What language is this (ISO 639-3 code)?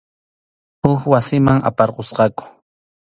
qxu